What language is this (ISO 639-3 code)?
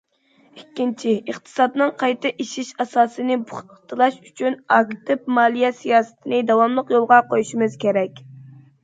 uig